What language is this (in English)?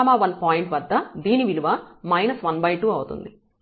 Telugu